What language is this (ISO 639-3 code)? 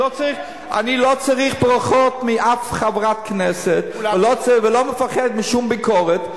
heb